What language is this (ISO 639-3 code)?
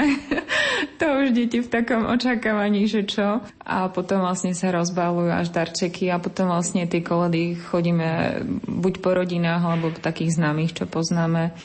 slk